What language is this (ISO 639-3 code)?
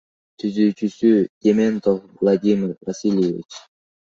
kir